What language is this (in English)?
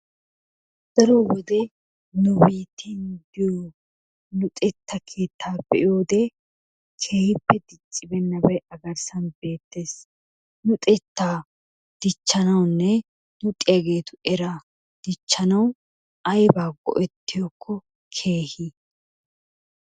Wolaytta